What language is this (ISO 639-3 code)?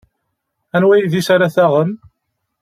kab